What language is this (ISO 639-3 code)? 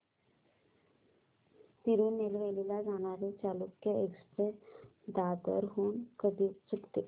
mar